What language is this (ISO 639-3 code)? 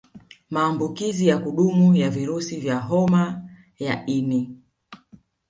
swa